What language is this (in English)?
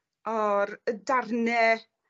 Welsh